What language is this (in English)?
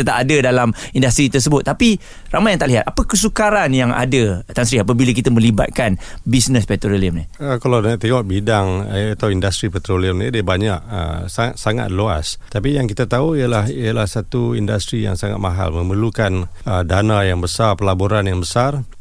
Malay